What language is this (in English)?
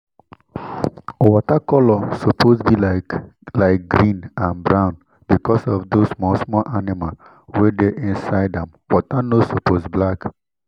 Nigerian Pidgin